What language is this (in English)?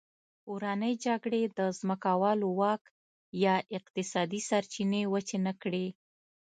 Pashto